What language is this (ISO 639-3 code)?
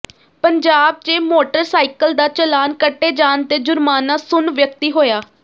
pan